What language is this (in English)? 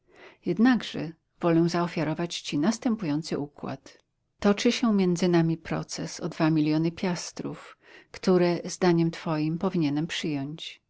Polish